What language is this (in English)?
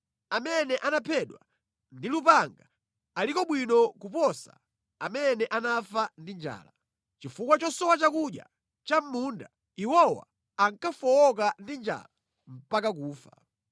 Nyanja